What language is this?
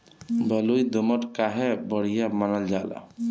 Bhojpuri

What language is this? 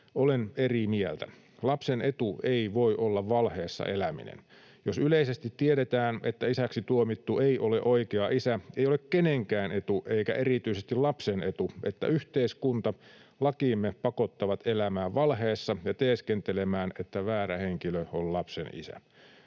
Finnish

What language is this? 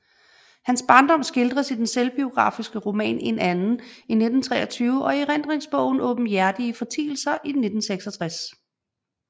Danish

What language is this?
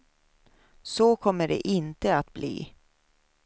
Swedish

